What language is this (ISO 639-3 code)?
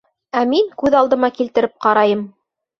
bak